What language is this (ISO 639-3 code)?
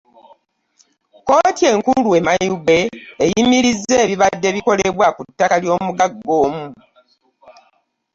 lug